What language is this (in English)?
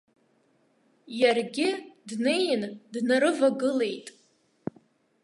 Abkhazian